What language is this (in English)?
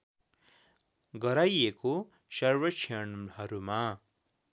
Nepali